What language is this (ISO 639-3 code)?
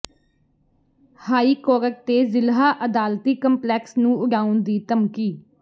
pan